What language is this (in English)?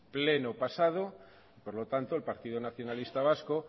Spanish